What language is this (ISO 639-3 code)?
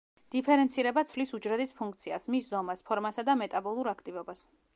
kat